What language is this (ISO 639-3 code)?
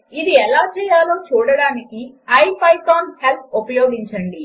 tel